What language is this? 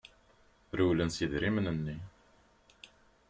Kabyle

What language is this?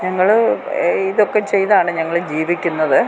Malayalam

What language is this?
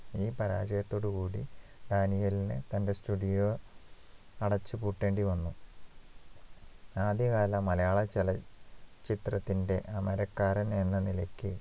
Malayalam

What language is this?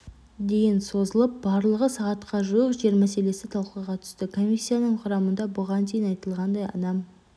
Kazakh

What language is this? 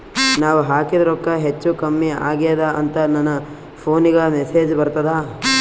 Kannada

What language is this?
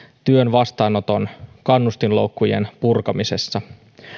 Finnish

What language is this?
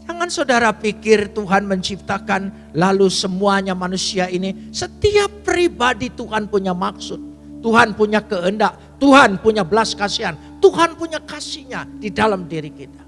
Indonesian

